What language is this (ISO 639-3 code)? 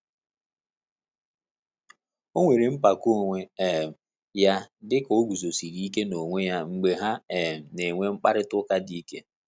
ibo